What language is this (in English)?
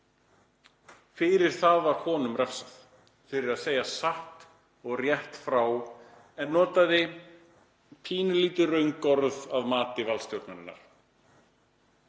Icelandic